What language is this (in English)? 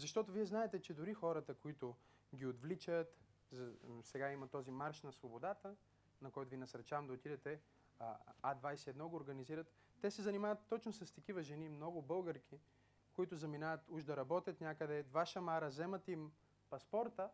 Bulgarian